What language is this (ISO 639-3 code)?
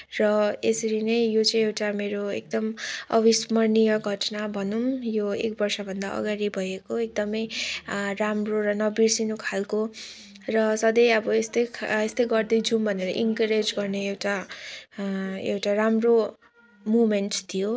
nep